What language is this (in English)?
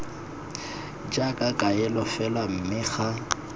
Tswana